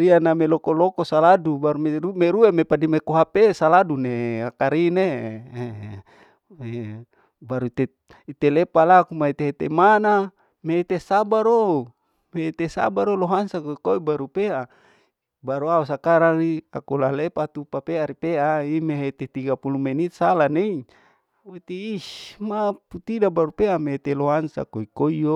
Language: Larike-Wakasihu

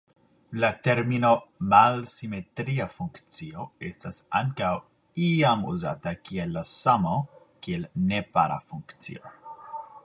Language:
Esperanto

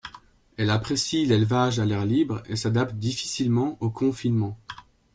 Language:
French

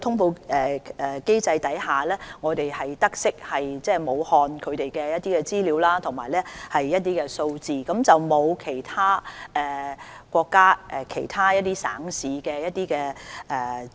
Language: Cantonese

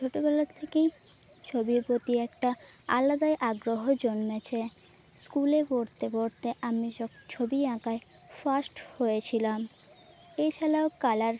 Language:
Bangla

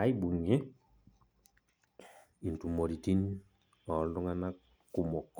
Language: Masai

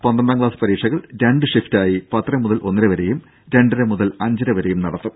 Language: Malayalam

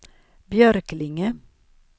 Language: Swedish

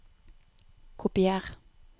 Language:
Norwegian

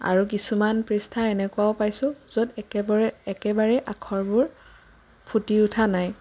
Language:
Assamese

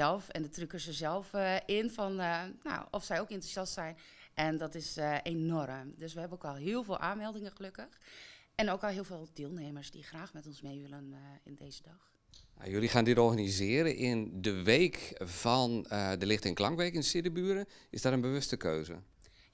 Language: Dutch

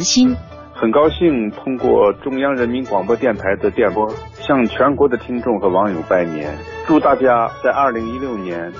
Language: Chinese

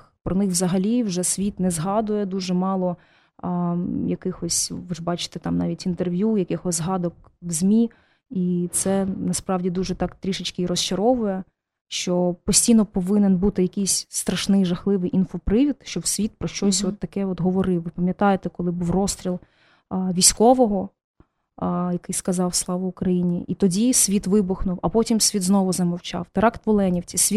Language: Ukrainian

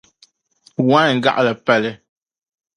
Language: Dagbani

